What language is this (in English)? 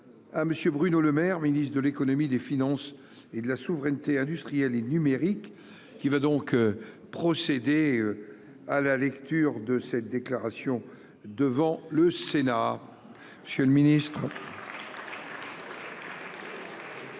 French